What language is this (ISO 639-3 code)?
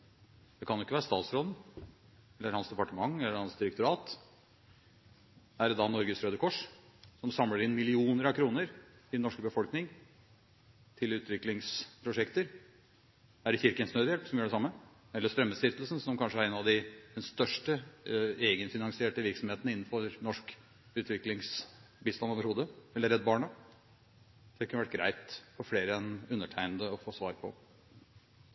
nob